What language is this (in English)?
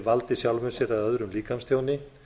Icelandic